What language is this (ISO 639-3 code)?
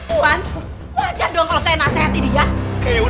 ind